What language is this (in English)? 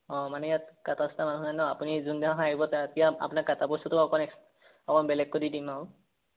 Assamese